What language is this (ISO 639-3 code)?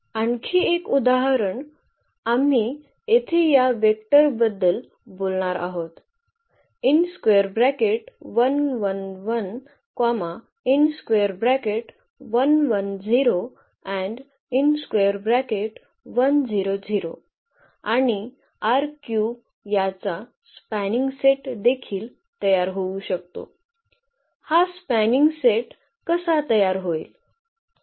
mar